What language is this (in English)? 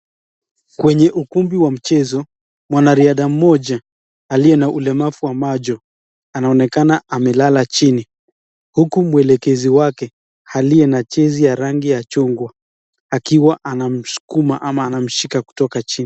Swahili